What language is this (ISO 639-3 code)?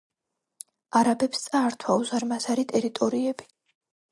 kat